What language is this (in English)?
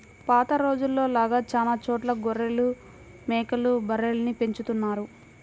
Telugu